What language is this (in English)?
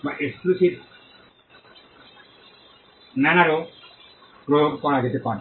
Bangla